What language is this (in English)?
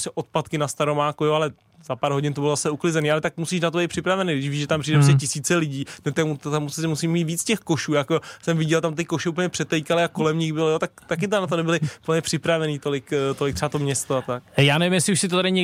Czech